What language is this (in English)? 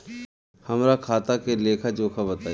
Bhojpuri